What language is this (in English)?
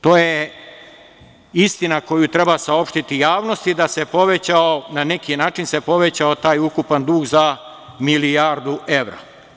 Serbian